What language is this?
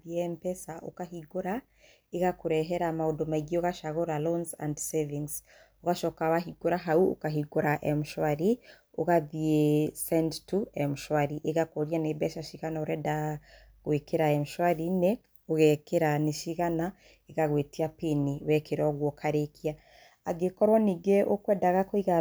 Kikuyu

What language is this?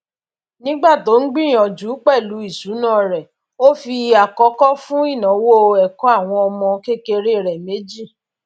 Yoruba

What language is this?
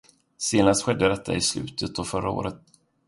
Swedish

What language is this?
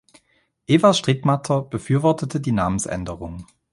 German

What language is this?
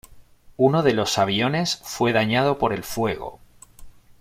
Spanish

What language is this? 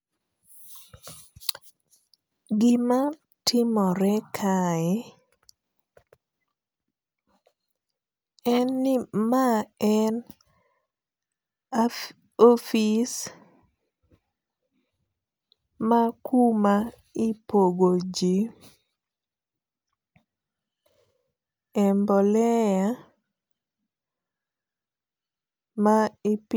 Luo (Kenya and Tanzania)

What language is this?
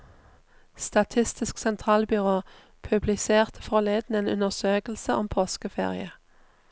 Norwegian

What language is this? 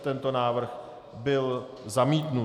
Czech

